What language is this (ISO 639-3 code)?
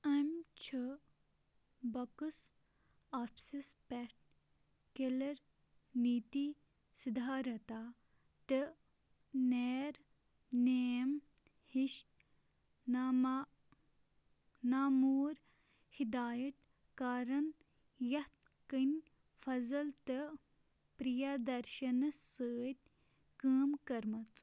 kas